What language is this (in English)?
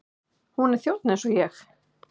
Icelandic